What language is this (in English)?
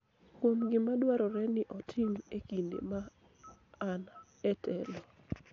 Luo (Kenya and Tanzania)